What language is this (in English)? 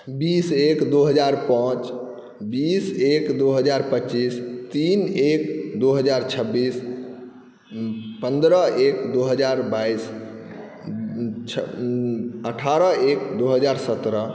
Maithili